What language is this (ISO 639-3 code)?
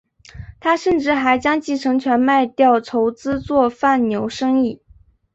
zho